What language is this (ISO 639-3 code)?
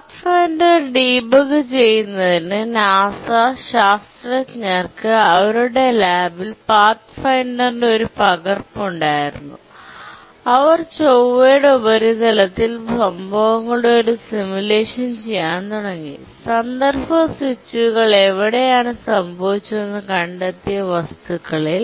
mal